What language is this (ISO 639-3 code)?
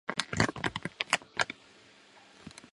zho